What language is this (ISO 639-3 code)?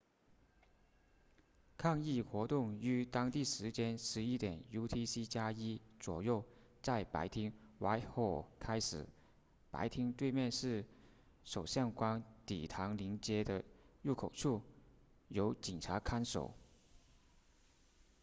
zho